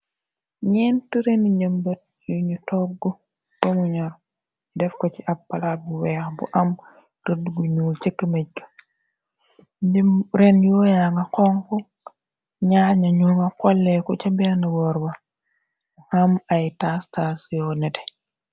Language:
Wolof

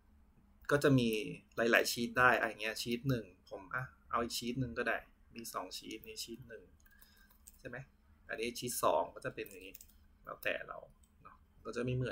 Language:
Thai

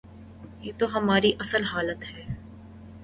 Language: Urdu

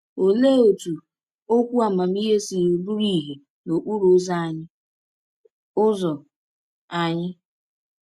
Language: Igbo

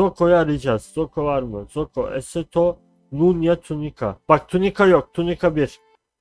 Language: Turkish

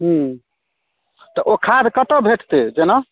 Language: Maithili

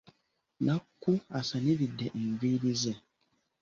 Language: Ganda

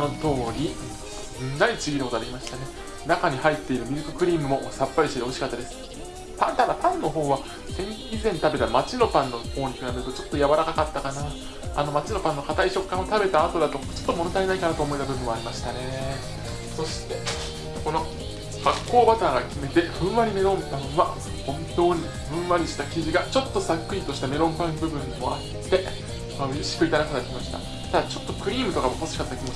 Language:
Japanese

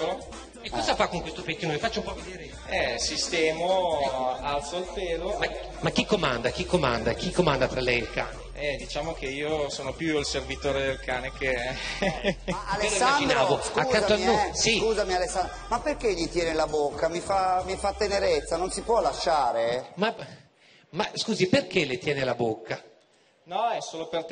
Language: Italian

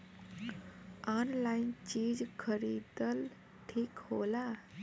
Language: Bhojpuri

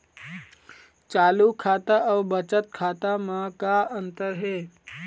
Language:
Chhattisgarhi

